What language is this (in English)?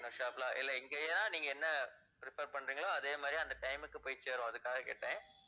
Tamil